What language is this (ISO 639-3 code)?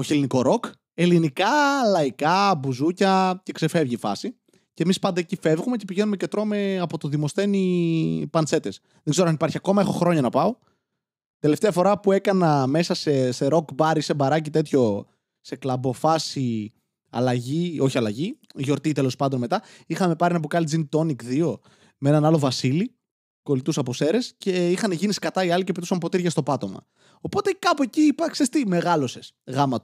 ell